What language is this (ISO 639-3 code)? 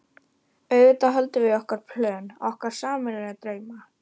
isl